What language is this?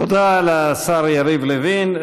Hebrew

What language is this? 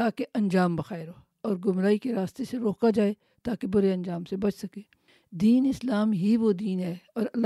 Urdu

